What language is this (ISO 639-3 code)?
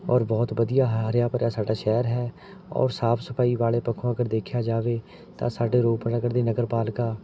pan